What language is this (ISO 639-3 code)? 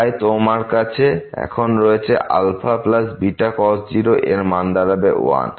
ben